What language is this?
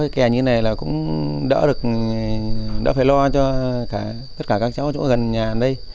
Vietnamese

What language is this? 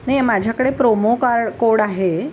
Marathi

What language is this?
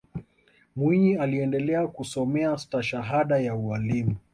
Swahili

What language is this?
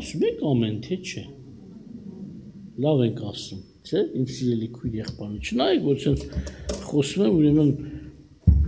Turkish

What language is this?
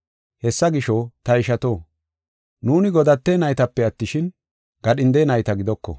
Gofa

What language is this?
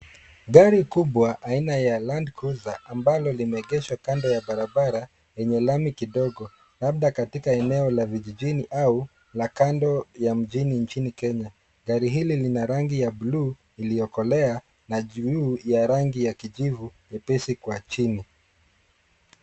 Swahili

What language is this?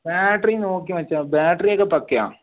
Malayalam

